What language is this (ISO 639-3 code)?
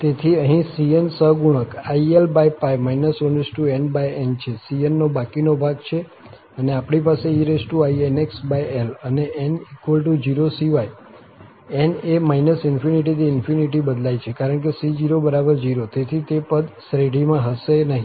guj